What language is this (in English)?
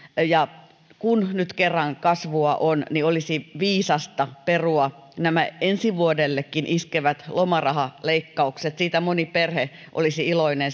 Finnish